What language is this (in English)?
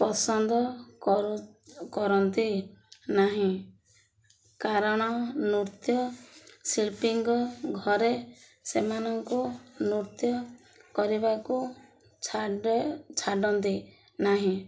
Odia